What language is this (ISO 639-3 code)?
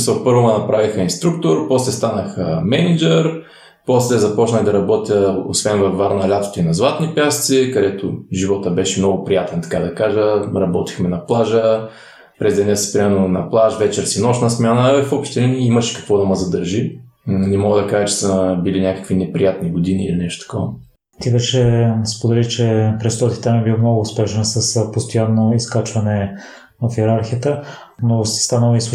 bul